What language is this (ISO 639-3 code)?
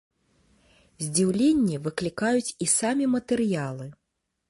bel